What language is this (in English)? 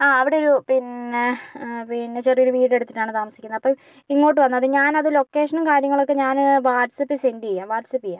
Malayalam